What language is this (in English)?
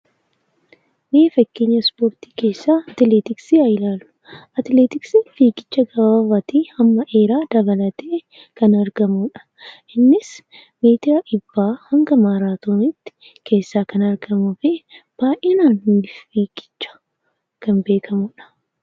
Oromo